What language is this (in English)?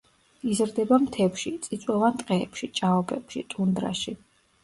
Georgian